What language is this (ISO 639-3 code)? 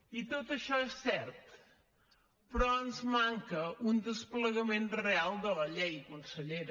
cat